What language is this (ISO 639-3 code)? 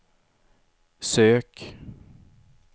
swe